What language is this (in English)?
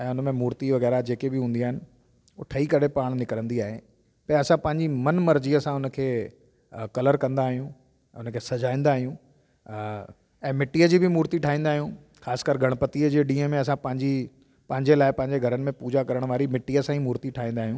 Sindhi